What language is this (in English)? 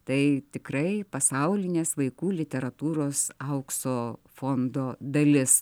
Lithuanian